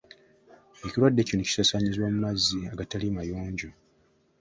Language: Ganda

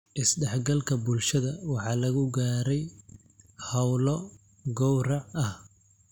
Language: Somali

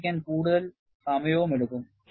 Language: Malayalam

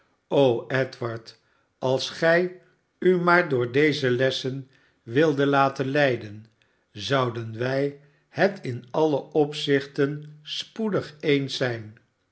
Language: Dutch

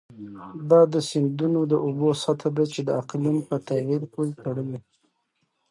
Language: Pashto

